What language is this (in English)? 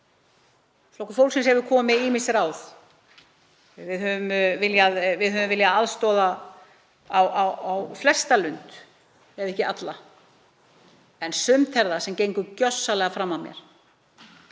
Icelandic